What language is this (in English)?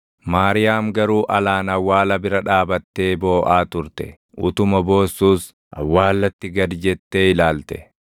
Oromo